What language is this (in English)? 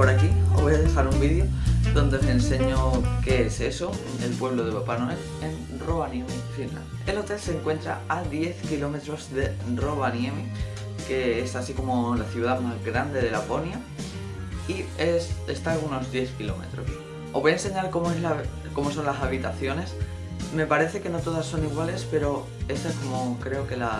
Spanish